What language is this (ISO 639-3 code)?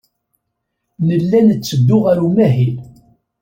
kab